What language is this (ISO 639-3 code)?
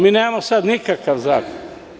srp